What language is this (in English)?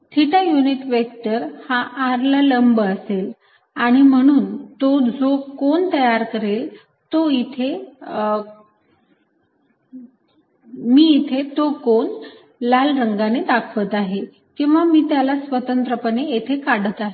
Marathi